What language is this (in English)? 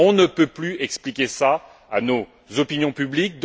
French